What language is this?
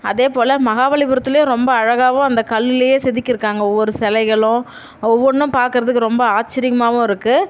Tamil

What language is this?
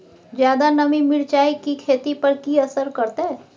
Maithili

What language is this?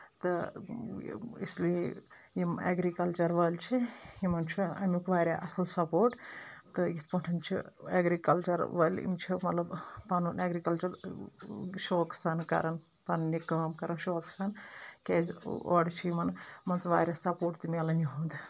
Kashmiri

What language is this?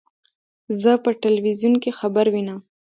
Pashto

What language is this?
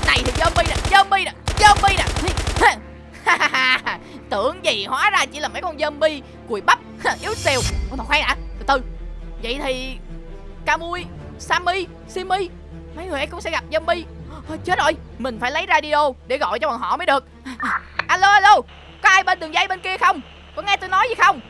Vietnamese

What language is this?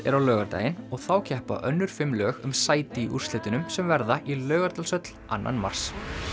Icelandic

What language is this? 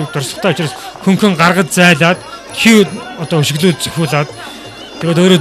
Polish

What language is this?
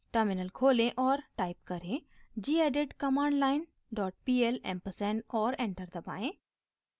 Hindi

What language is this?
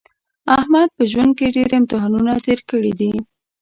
Pashto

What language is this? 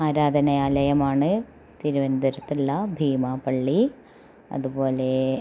Malayalam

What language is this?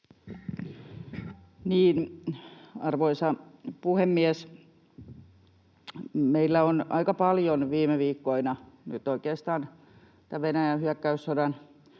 Finnish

